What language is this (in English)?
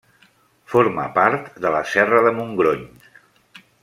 Catalan